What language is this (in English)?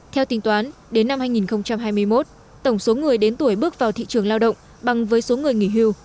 Vietnamese